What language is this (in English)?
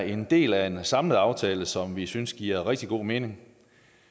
Danish